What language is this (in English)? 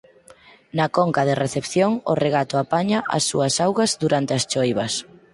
Galician